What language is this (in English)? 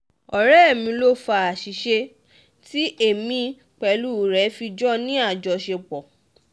Yoruba